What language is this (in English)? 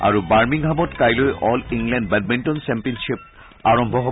Assamese